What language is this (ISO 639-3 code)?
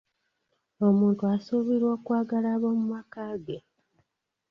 lug